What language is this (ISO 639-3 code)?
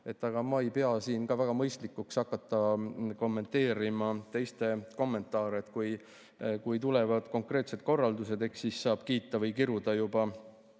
est